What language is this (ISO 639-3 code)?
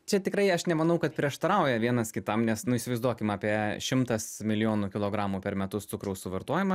lit